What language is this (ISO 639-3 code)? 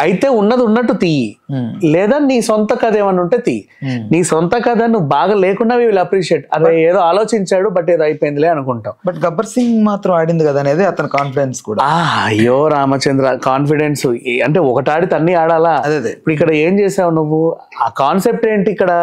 tel